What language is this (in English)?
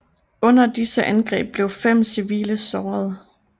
Danish